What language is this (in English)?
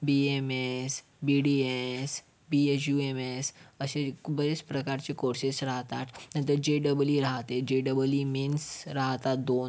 Marathi